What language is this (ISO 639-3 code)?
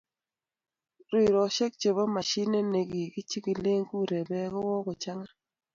kln